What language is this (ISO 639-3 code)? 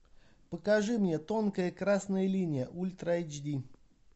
rus